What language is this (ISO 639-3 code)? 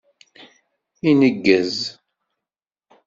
kab